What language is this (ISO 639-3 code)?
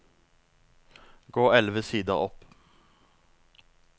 nor